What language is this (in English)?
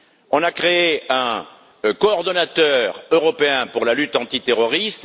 French